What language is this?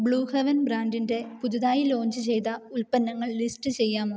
Malayalam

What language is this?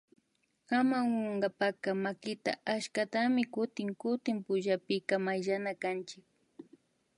Imbabura Highland Quichua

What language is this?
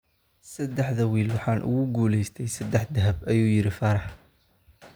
Somali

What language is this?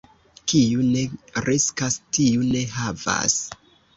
Esperanto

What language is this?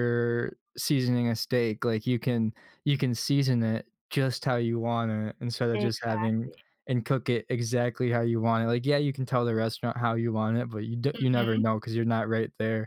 English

